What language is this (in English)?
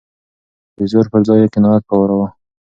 Pashto